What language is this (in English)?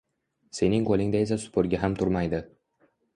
Uzbek